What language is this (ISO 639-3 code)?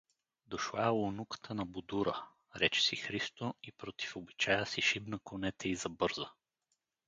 bul